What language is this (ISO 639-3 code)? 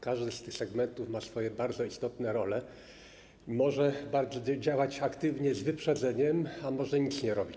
pol